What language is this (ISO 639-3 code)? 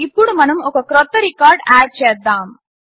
tel